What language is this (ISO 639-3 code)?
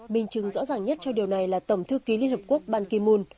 vie